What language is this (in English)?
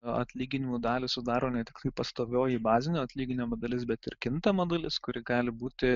Lithuanian